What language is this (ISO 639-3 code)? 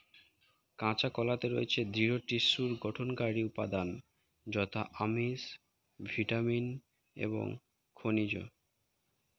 ben